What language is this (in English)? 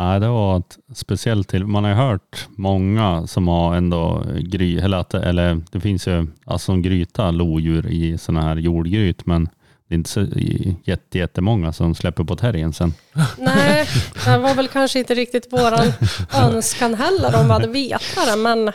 Swedish